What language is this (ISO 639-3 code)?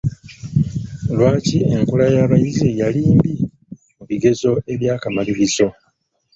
lug